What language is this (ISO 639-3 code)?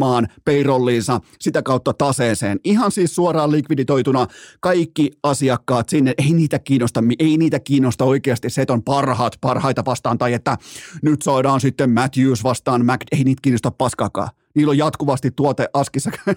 fin